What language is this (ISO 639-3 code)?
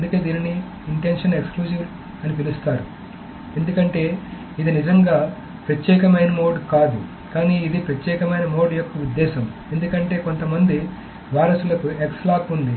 tel